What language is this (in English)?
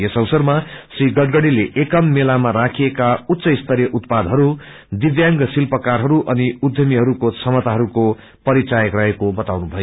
Nepali